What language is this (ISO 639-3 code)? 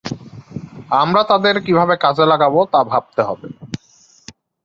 ben